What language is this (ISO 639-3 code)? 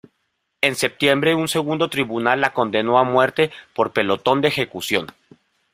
spa